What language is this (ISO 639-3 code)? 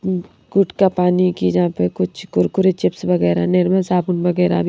hin